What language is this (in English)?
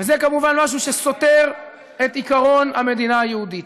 Hebrew